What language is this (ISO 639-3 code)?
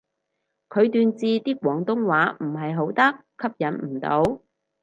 yue